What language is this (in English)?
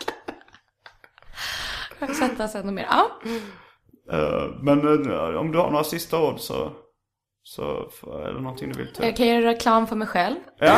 Swedish